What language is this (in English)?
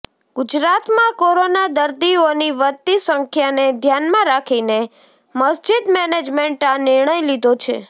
Gujarati